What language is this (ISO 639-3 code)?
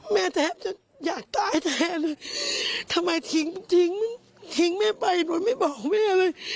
tha